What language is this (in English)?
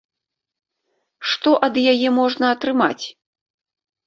Belarusian